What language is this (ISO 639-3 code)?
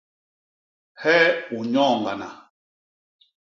bas